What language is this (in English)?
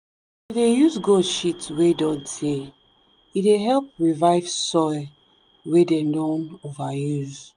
Nigerian Pidgin